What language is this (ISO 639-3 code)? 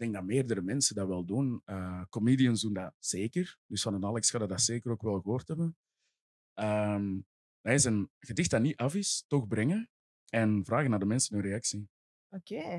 nld